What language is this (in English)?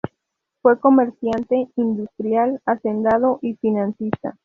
Spanish